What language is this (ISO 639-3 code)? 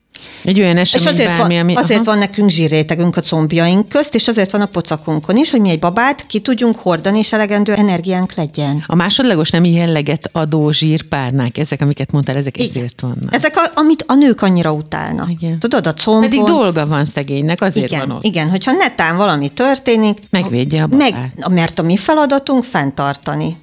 hun